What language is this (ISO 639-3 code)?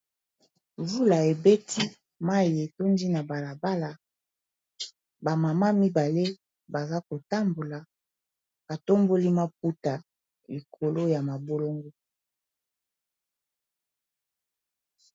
lin